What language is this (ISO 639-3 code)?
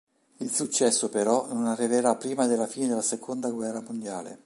ita